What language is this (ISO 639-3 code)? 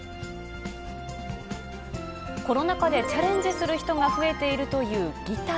jpn